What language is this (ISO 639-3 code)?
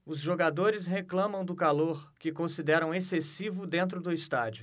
por